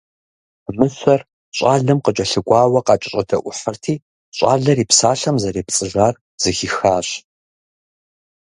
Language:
Kabardian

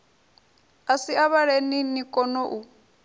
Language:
Venda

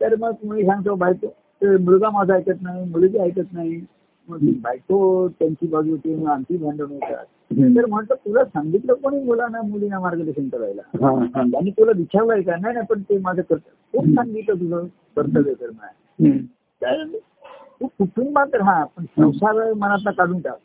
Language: Marathi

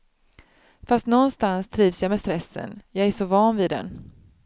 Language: Swedish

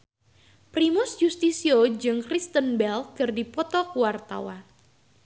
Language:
Sundanese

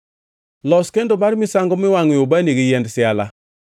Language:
Luo (Kenya and Tanzania)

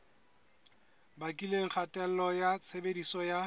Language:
Southern Sotho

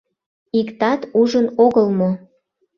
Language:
Mari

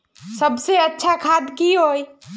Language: Magahi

